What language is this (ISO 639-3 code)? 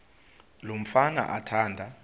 xho